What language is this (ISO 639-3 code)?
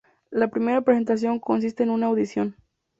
spa